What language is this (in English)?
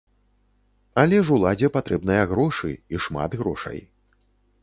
Belarusian